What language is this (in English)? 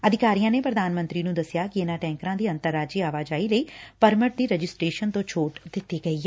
Punjabi